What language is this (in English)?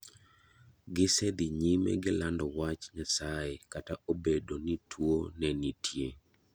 Luo (Kenya and Tanzania)